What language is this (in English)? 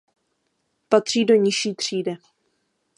Czech